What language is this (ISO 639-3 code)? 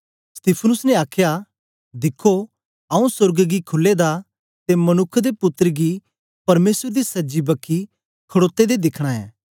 doi